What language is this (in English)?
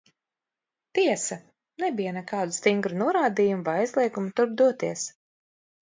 Latvian